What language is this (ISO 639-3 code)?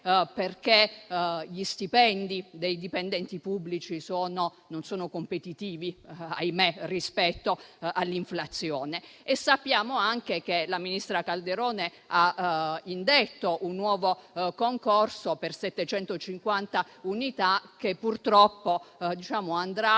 ita